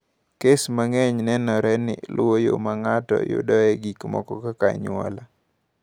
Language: Luo (Kenya and Tanzania)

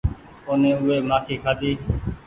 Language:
Goaria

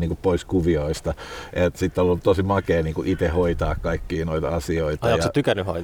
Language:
Finnish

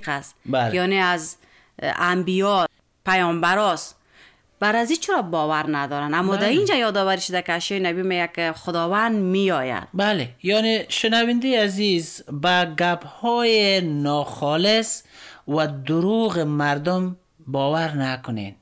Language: Persian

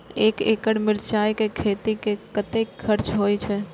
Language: Maithili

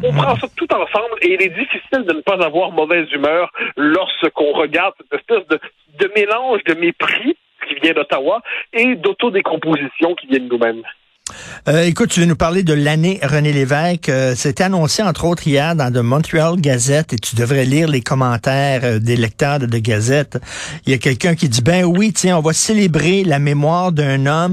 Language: French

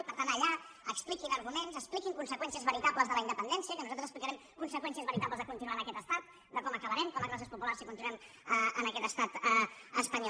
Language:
Catalan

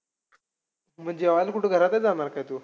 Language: Marathi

